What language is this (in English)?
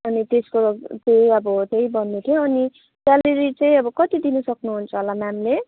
Nepali